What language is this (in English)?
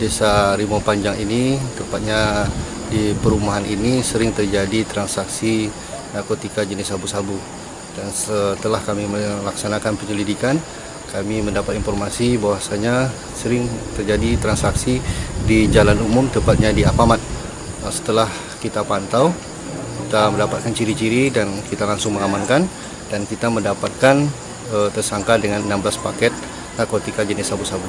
Indonesian